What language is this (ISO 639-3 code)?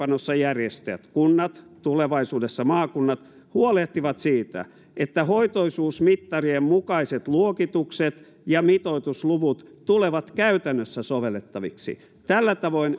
fin